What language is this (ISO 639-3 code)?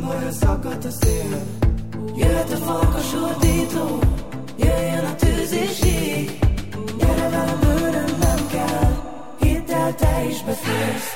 hun